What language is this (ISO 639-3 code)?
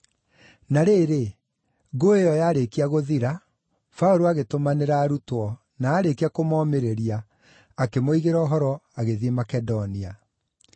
kik